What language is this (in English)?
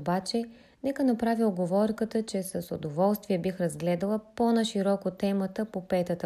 Bulgarian